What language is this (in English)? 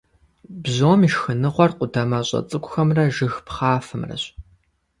Kabardian